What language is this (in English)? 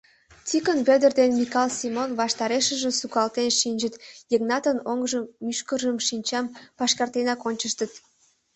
Mari